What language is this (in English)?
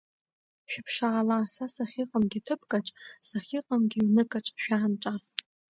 Abkhazian